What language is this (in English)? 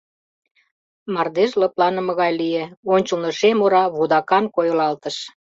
Mari